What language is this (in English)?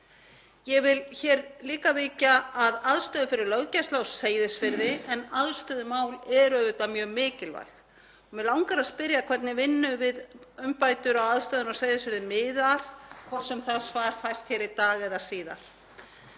Icelandic